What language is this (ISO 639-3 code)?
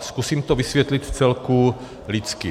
ces